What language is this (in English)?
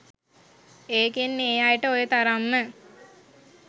Sinhala